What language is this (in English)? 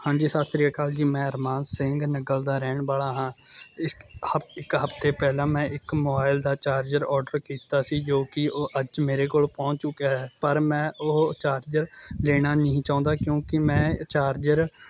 Punjabi